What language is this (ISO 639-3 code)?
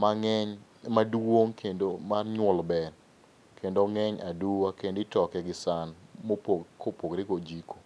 luo